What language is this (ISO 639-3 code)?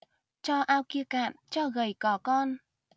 vie